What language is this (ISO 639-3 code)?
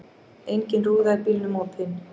isl